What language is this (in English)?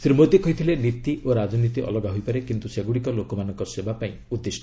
Odia